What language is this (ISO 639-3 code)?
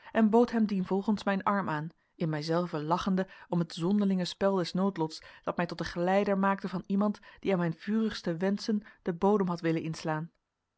nld